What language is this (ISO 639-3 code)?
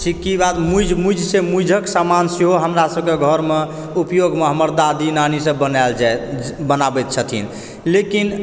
mai